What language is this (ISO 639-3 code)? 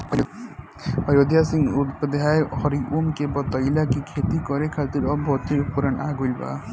bho